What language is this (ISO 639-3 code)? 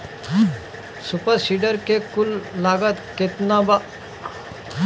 bho